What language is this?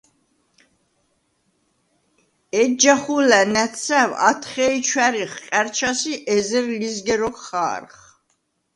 Svan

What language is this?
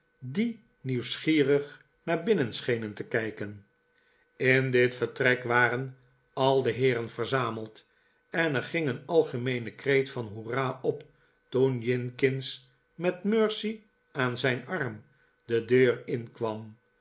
Dutch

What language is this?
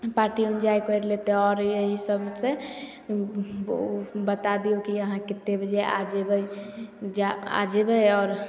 Maithili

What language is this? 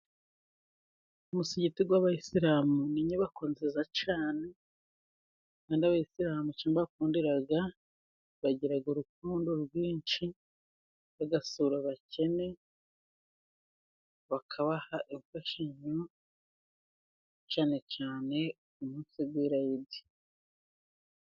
Kinyarwanda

